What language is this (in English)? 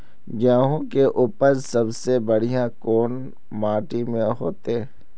Magahi